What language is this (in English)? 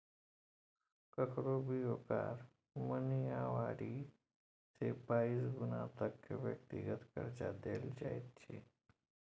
Maithili